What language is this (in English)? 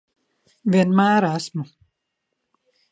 Latvian